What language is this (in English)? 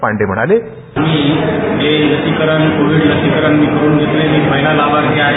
Marathi